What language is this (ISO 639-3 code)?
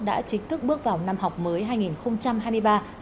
vie